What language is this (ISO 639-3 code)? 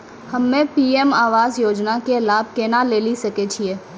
mai